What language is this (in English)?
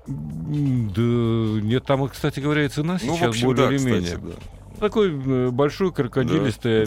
Russian